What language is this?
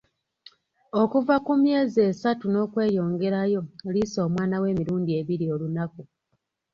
Ganda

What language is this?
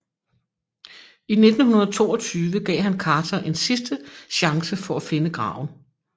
Danish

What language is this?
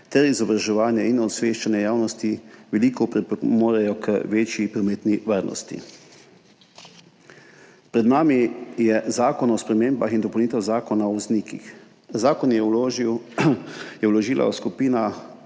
Slovenian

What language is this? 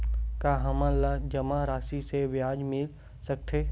Chhattisgarhi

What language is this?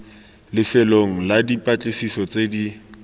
Tswana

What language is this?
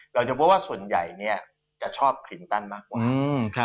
Thai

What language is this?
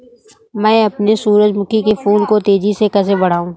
Hindi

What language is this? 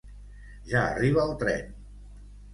Catalan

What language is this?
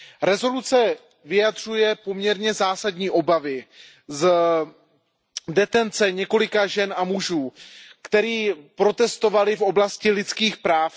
Czech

